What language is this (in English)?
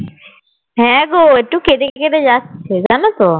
Bangla